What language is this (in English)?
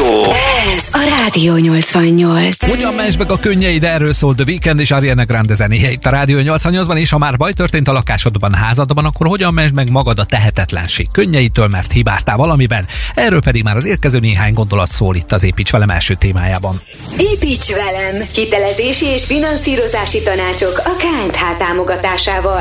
Hungarian